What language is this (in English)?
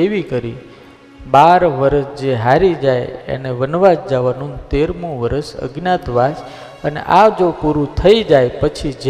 Gujarati